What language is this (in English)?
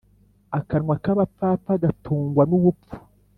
Kinyarwanda